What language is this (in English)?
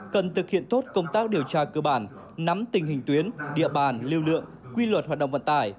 Vietnamese